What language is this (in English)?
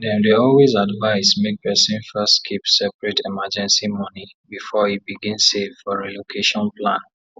Nigerian Pidgin